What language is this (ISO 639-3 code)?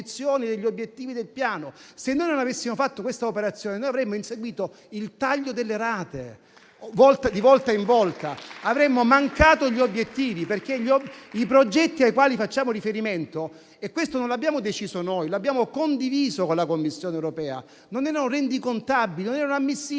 ita